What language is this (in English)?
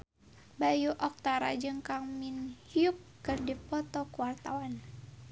Sundanese